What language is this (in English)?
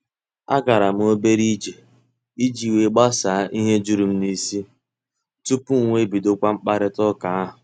Igbo